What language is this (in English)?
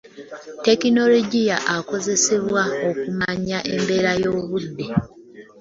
Ganda